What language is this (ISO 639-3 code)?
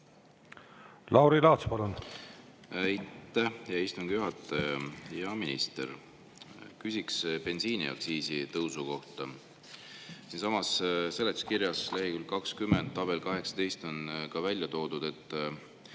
est